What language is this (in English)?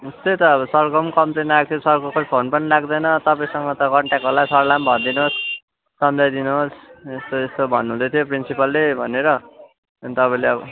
Nepali